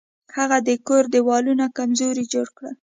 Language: Pashto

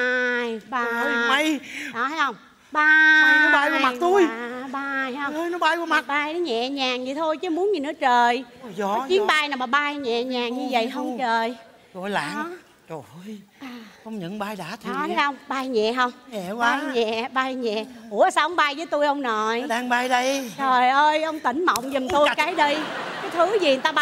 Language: Vietnamese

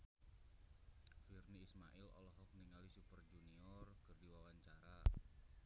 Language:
Sundanese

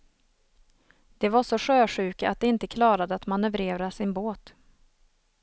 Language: Swedish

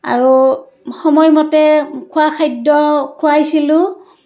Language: Assamese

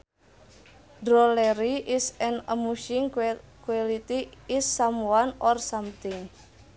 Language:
Sundanese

